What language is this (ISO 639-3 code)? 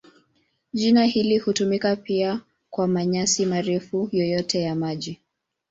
swa